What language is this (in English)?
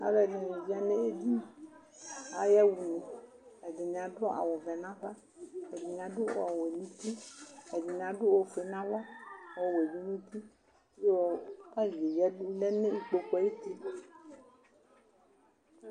Ikposo